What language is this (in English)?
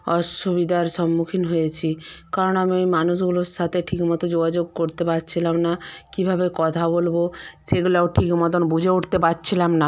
Bangla